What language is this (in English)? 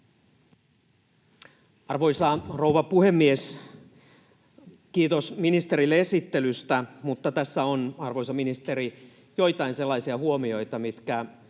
Finnish